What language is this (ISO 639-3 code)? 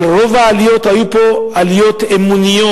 heb